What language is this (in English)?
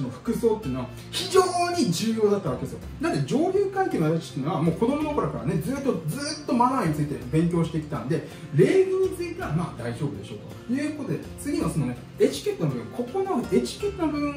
Japanese